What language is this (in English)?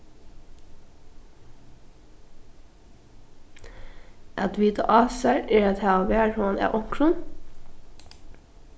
Faroese